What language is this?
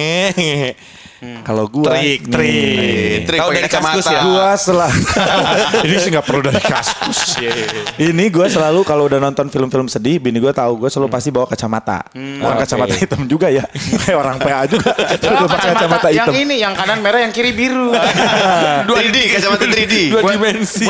Indonesian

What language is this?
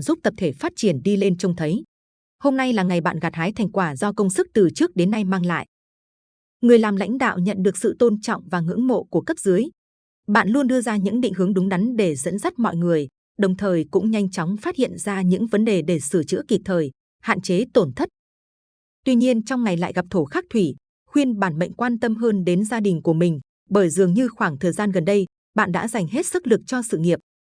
Vietnamese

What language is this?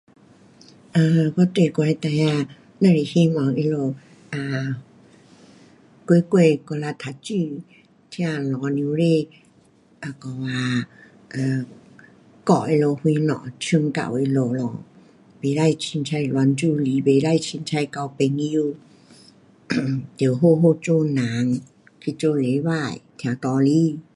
Pu-Xian Chinese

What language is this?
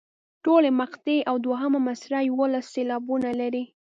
Pashto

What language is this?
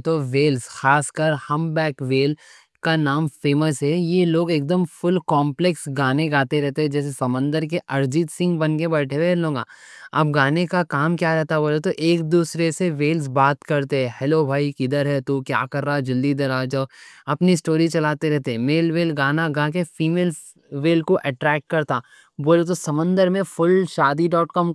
Deccan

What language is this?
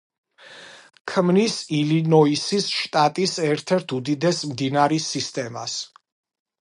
Georgian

